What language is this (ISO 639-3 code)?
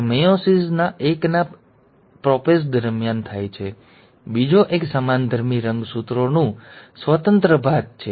guj